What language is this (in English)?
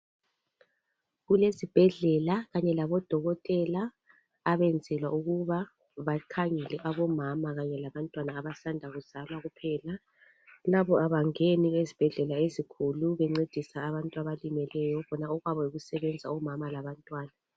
North Ndebele